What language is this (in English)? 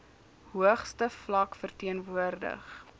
Afrikaans